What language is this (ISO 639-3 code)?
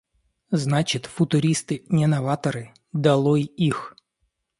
rus